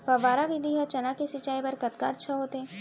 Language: Chhattisgarhi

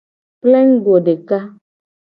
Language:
Gen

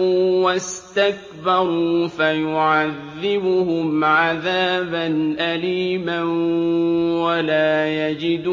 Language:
Arabic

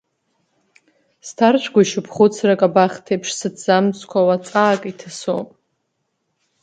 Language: Abkhazian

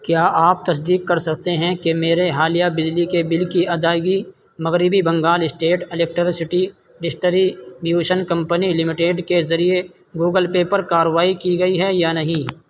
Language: Urdu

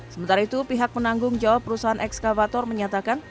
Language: Indonesian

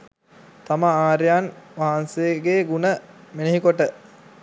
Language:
Sinhala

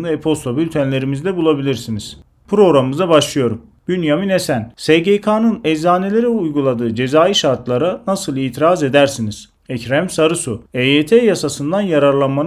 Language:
Turkish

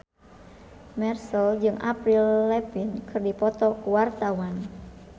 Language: Sundanese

